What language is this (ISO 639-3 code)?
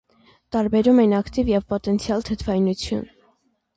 hye